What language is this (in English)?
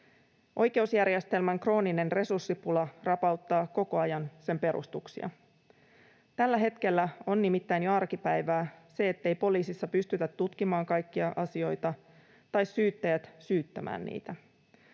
Finnish